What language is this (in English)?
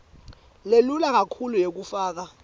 Swati